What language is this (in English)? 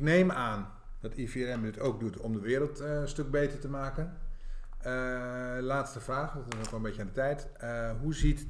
Dutch